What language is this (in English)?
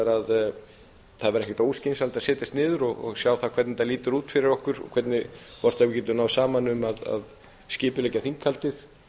Icelandic